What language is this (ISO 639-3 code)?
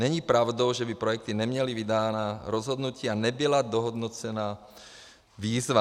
ces